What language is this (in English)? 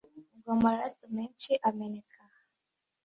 Kinyarwanda